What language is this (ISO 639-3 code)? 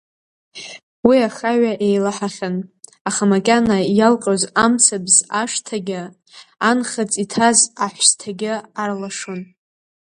abk